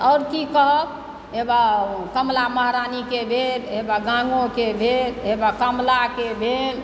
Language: Maithili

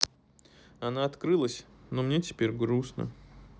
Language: Russian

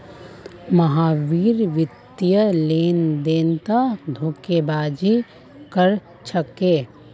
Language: Magahi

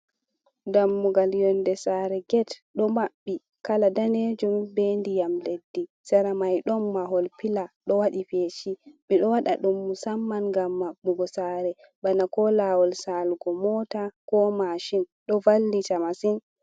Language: Fula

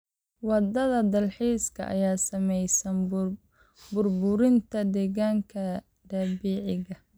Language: Somali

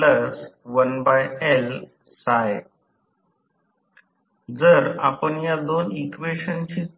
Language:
Marathi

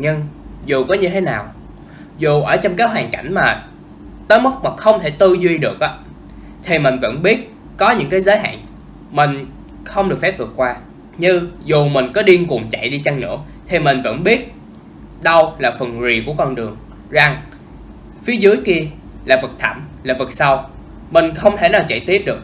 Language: Vietnamese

